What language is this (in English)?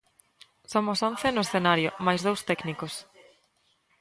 Galician